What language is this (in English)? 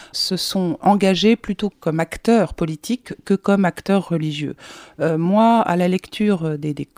French